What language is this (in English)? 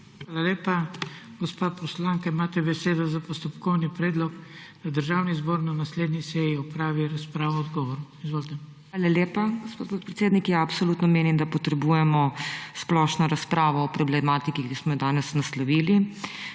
Slovenian